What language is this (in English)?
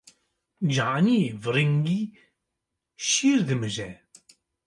Kurdish